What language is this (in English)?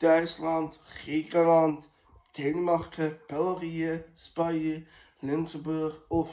Dutch